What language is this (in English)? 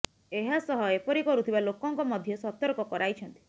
Odia